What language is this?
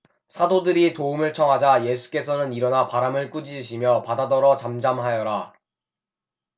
Korean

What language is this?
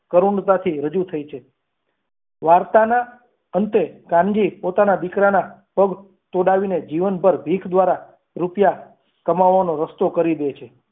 Gujarati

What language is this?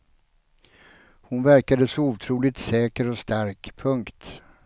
Swedish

